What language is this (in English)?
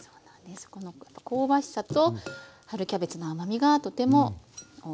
Japanese